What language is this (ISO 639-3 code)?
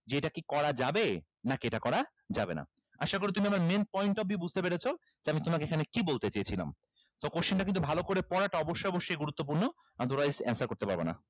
ben